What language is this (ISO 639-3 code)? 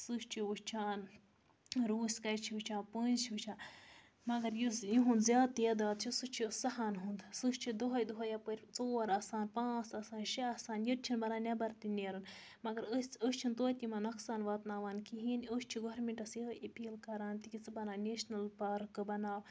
kas